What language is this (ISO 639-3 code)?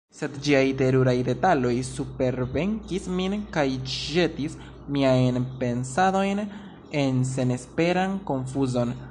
epo